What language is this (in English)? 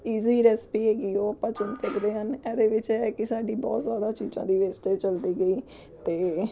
Punjabi